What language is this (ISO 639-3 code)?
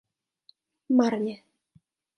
ces